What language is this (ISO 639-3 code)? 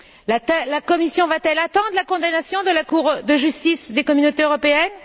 fra